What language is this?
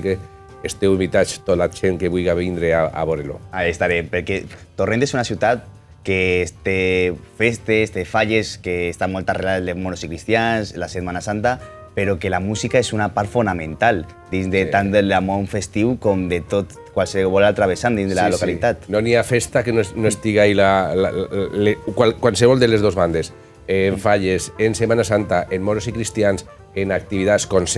Spanish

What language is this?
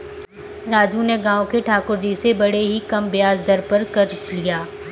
Hindi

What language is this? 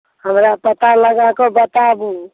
Maithili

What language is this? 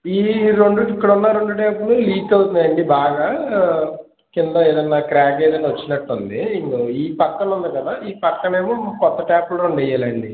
Telugu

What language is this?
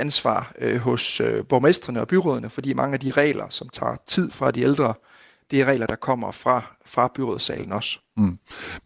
Danish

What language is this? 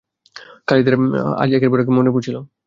Bangla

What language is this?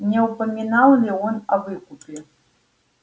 Russian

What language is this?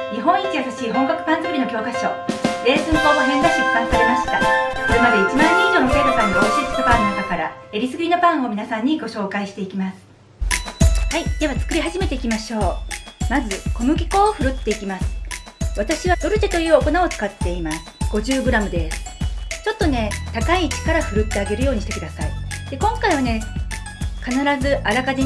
Japanese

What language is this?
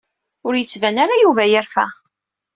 Kabyle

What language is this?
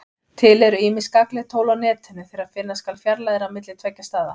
Icelandic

